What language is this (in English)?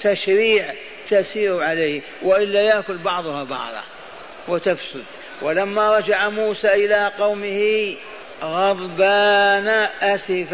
Arabic